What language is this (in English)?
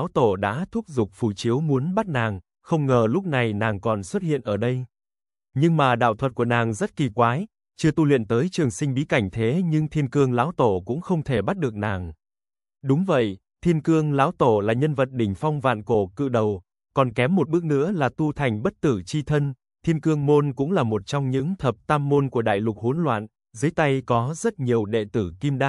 Vietnamese